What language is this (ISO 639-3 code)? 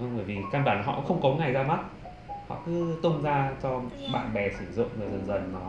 vie